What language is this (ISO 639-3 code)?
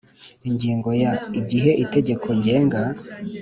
kin